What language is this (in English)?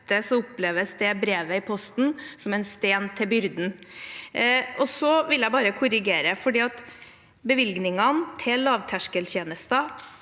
Norwegian